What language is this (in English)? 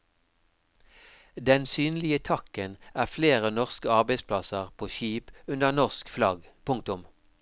Norwegian